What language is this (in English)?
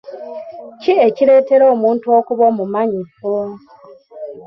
Ganda